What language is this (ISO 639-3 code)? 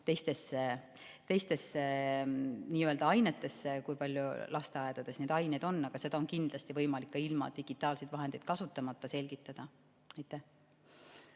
est